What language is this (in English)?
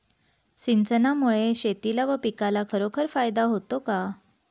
Marathi